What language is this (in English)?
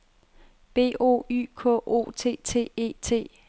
Danish